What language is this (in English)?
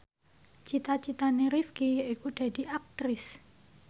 Javanese